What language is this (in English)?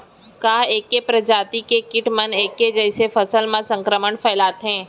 Chhattisgarhi